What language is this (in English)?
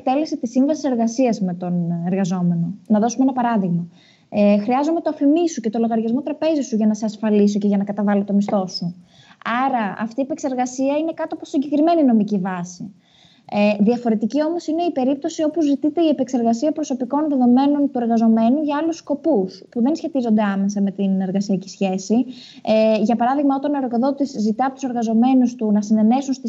Greek